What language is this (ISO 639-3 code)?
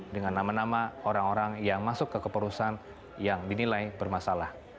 ind